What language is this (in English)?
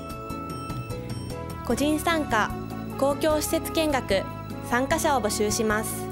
Japanese